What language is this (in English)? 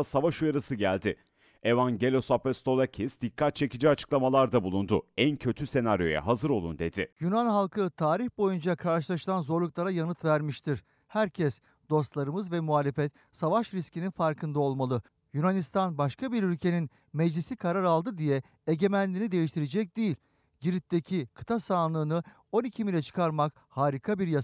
Turkish